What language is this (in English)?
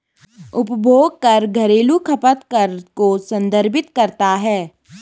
Hindi